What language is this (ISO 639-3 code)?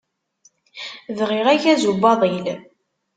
kab